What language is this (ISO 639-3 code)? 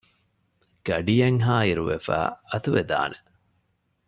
div